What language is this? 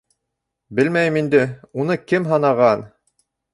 Bashkir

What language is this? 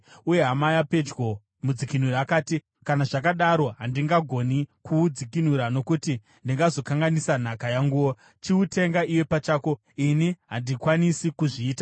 Shona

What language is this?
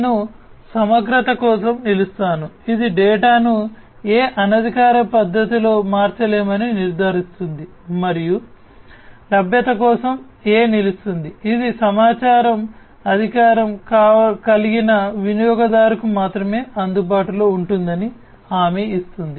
Telugu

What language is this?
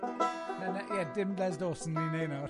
Welsh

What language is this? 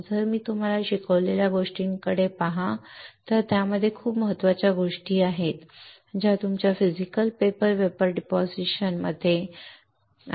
Marathi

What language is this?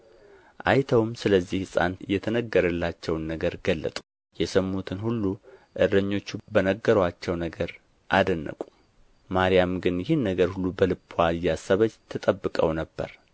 Amharic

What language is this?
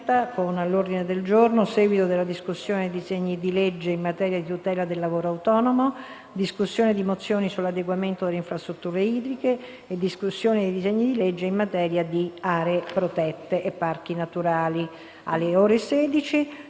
Italian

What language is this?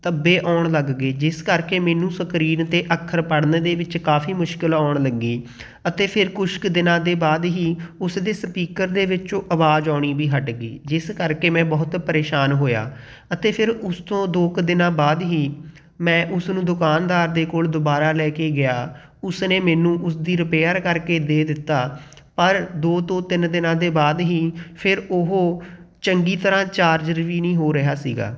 Punjabi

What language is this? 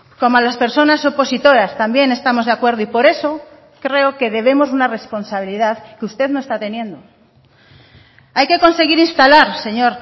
Spanish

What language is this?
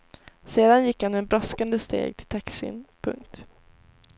Swedish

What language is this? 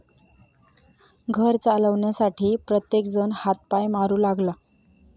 Marathi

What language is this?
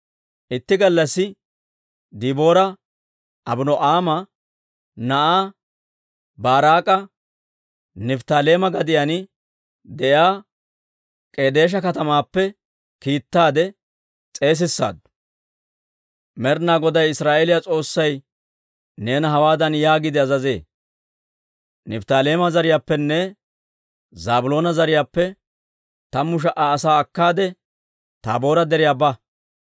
Dawro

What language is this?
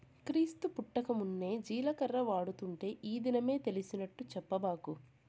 Telugu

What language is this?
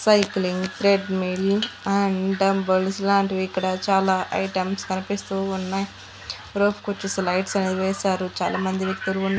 Telugu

